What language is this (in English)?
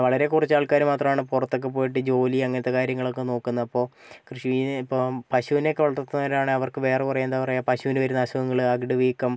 Malayalam